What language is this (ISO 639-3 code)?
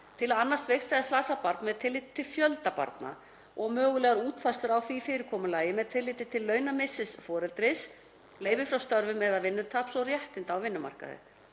isl